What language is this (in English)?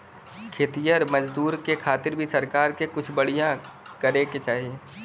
Bhojpuri